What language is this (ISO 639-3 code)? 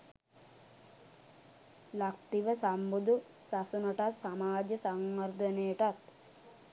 sin